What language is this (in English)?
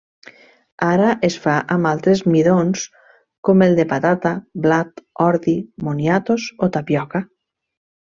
Catalan